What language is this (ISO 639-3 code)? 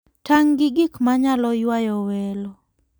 luo